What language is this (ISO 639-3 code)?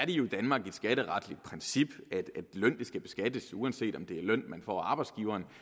dan